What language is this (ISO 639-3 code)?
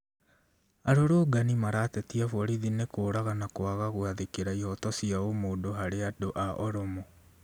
kik